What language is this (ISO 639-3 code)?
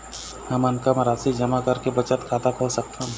hne